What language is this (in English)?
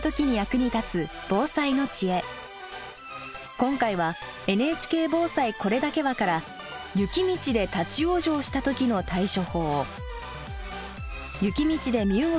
Japanese